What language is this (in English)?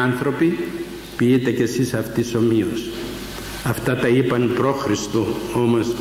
Greek